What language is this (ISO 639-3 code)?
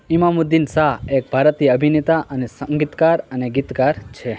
guj